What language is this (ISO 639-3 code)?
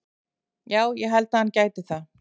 isl